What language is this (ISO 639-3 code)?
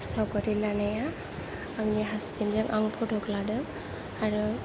brx